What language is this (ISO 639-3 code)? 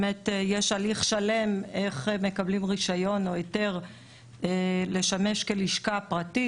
heb